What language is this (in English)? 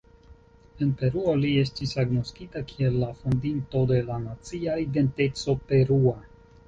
Esperanto